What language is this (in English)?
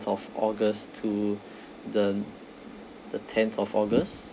English